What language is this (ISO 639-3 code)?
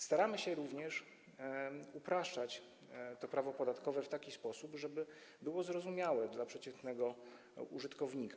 pol